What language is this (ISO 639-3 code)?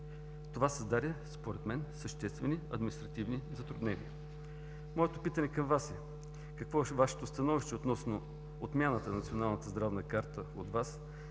bul